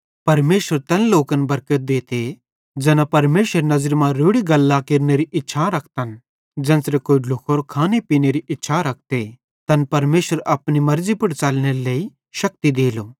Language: Bhadrawahi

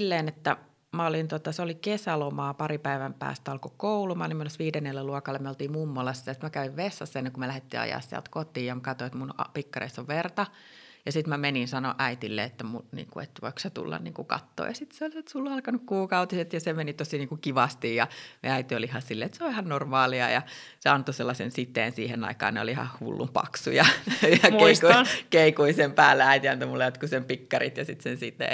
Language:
Finnish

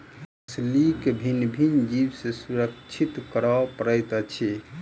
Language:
Maithili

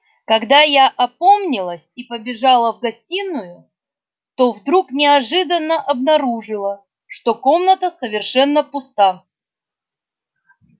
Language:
Russian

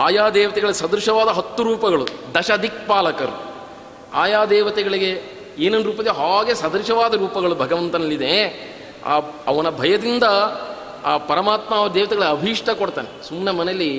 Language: Kannada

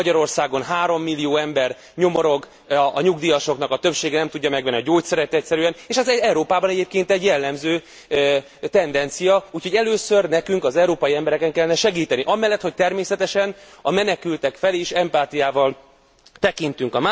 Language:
Hungarian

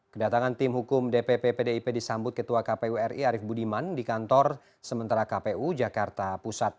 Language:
Indonesian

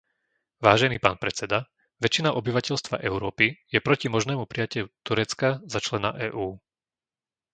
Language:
Slovak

